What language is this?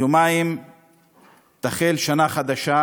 Hebrew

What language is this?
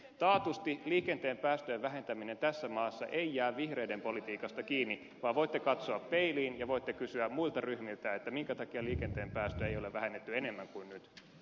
Finnish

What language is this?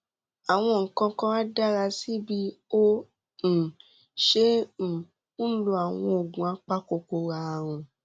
Yoruba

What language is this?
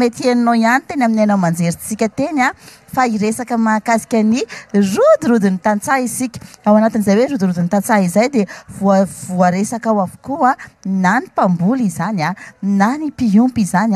Arabic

